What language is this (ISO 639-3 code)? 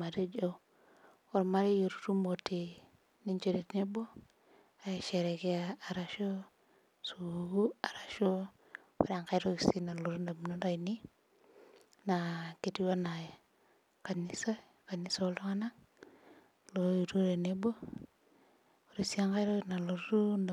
mas